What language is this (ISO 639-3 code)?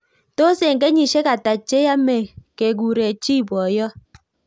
kln